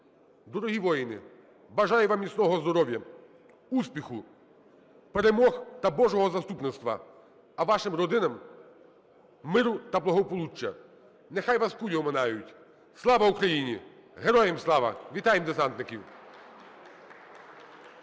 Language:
Ukrainian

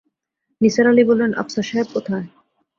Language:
Bangla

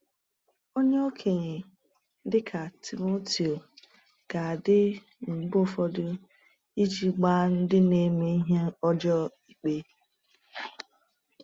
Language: Igbo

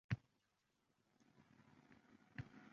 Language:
Uzbek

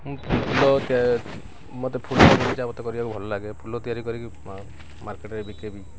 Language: Odia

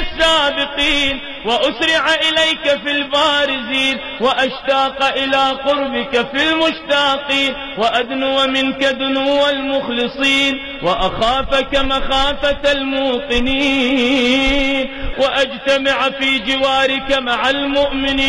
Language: Arabic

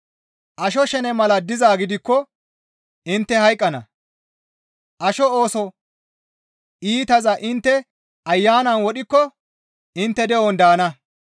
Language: Gamo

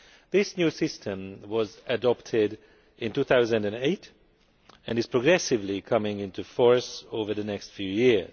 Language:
English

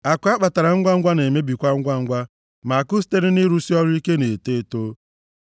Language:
Igbo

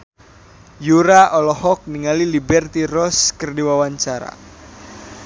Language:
Sundanese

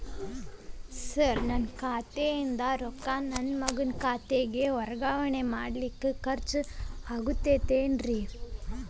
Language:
Kannada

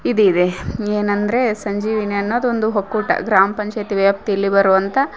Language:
Kannada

